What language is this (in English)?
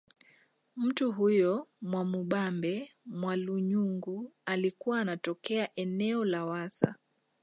Swahili